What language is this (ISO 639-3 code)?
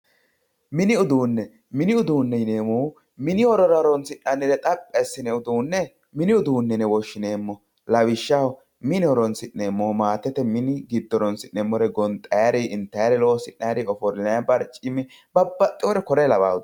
sid